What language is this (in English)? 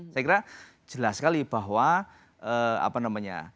Indonesian